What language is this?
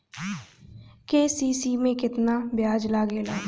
Bhojpuri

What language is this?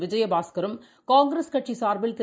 Tamil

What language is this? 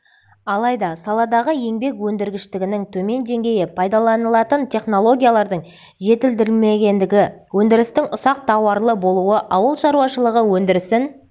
Kazakh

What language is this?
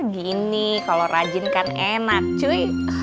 Indonesian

